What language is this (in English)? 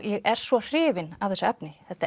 Icelandic